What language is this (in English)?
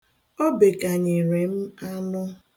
Igbo